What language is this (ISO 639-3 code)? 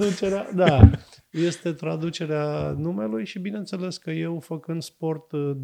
ron